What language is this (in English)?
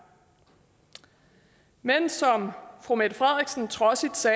Danish